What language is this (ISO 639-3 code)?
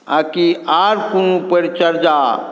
mai